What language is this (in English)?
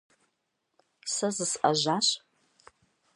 Kabardian